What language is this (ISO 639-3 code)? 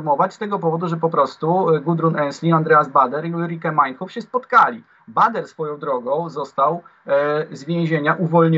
pol